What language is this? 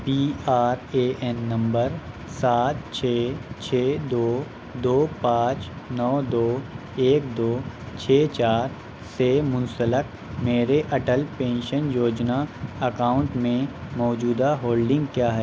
Urdu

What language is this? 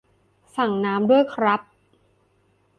Thai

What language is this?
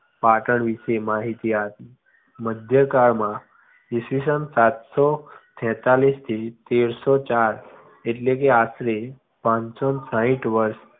Gujarati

